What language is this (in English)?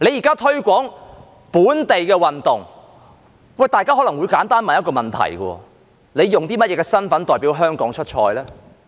Cantonese